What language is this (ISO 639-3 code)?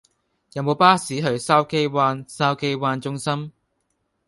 yue